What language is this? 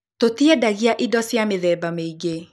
Kikuyu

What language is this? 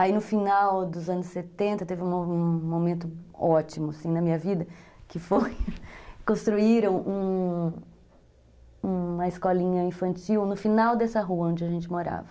Portuguese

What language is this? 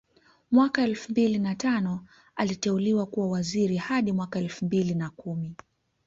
Swahili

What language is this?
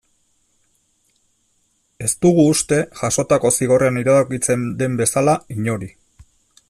Basque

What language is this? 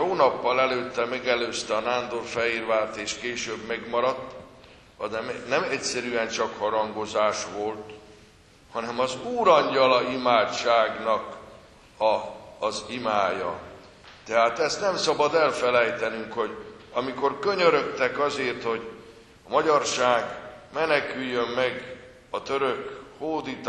Hungarian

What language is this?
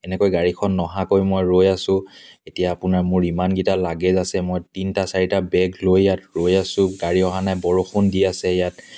Assamese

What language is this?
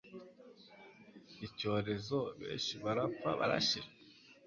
Kinyarwanda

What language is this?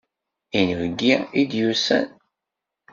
Kabyle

